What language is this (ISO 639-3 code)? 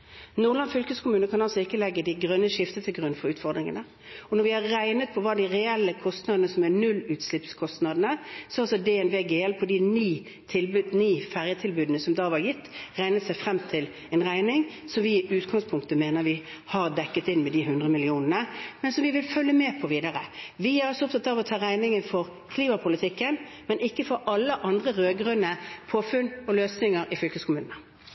nob